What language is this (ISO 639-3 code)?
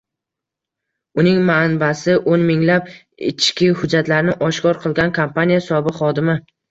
uzb